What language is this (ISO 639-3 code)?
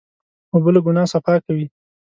pus